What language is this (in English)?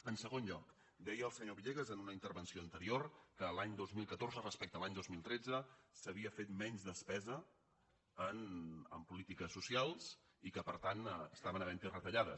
Catalan